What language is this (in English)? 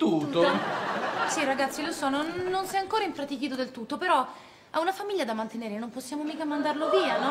Italian